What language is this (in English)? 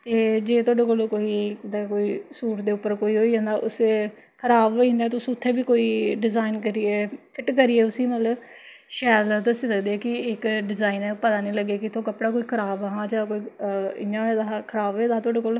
Dogri